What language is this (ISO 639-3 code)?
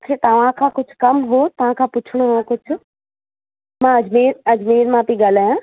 snd